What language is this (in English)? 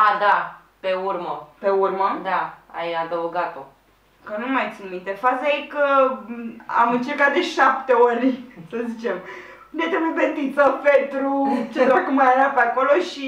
Romanian